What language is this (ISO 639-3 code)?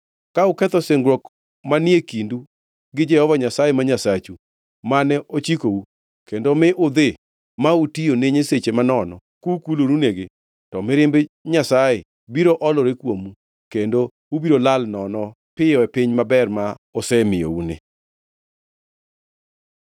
luo